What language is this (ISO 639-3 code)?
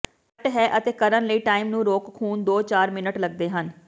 pan